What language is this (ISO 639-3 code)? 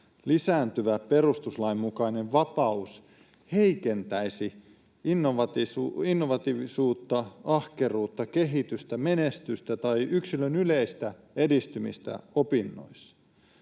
fin